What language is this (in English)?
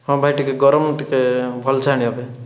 Odia